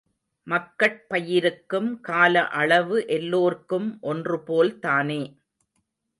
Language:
Tamil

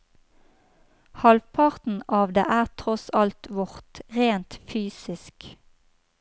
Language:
Norwegian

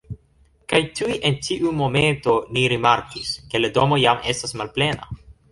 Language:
Esperanto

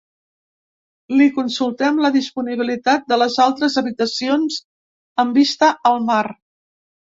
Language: Catalan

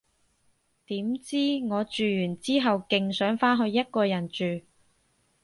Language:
Cantonese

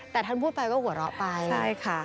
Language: Thai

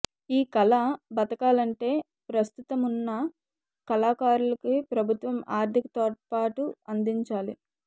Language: Telugu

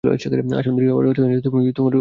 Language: Bangla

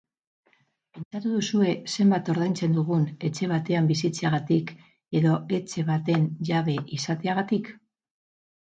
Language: Basque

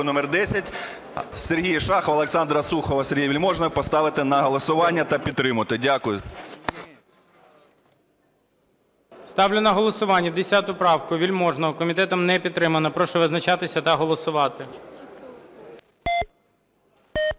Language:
Ukrainian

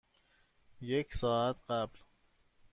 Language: Persian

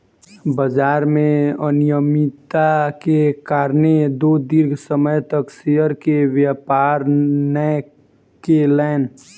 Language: Maithili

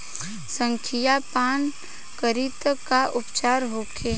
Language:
Bhojpuri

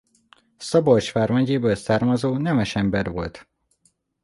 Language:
Hungarian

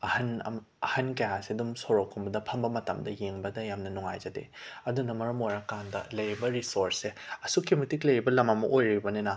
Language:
Manipuri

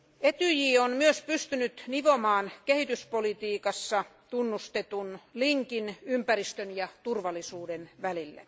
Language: Finnish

